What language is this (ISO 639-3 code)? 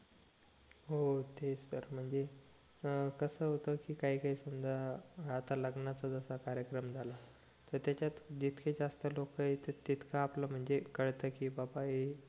mar